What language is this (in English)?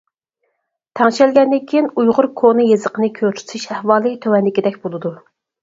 Uyghur